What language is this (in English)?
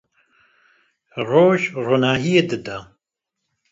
Kurdish